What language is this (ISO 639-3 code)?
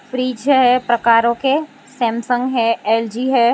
hin